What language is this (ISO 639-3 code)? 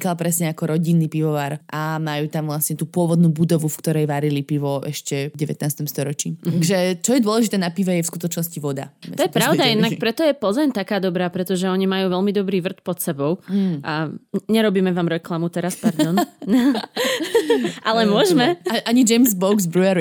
slk